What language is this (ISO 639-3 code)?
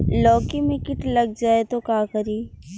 bho